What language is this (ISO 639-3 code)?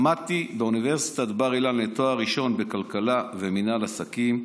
heb